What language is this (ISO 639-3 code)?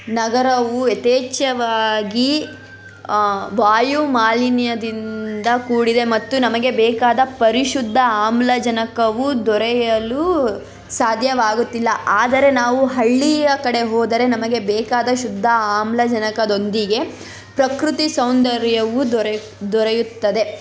kan